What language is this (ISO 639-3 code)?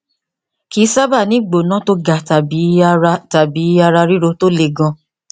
yor